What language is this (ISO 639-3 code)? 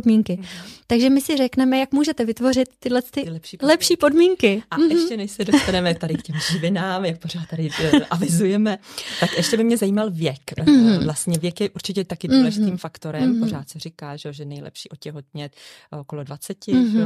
ces